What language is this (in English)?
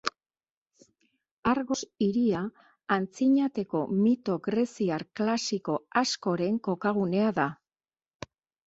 Basque